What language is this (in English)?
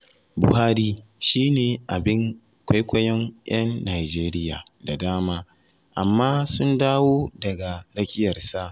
Hausa